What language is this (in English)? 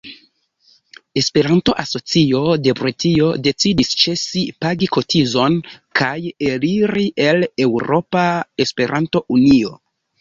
Esperanto